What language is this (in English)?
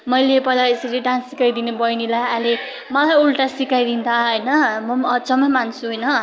Nepali